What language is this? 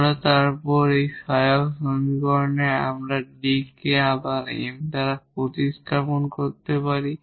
Bangla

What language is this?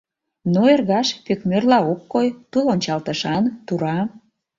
Mari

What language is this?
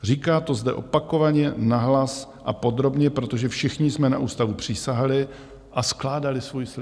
Czech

